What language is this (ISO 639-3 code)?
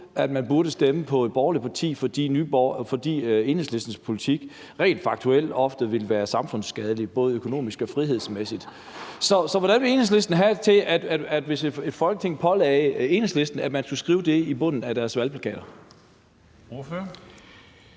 dan